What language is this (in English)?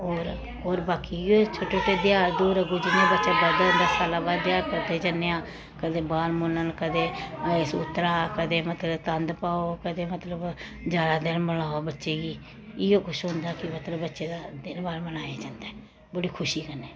Dogri